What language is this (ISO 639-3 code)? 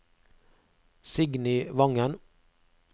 nor